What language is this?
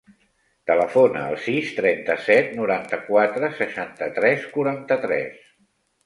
Catalan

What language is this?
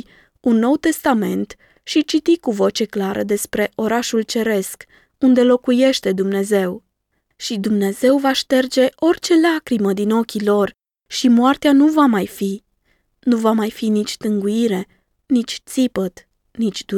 Romanian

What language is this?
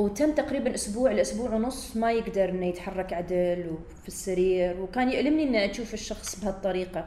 Arabic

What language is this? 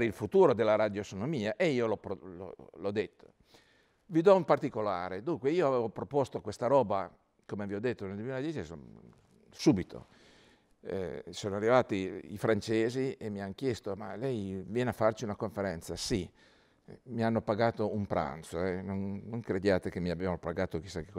Italian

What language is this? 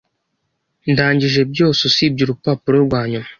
Kinyarwanda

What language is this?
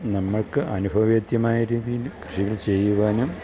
Malayalam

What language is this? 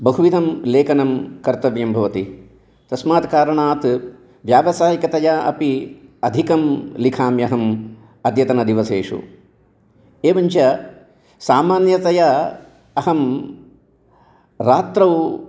Sanskrit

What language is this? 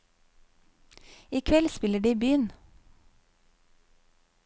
Norwegian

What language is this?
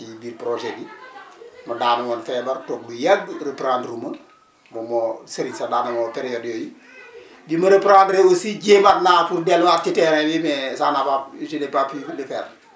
Wolof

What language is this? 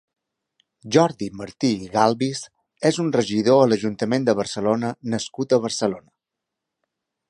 Catalan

